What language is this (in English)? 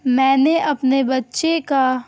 Urdu